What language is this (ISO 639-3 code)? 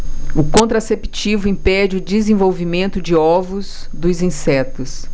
por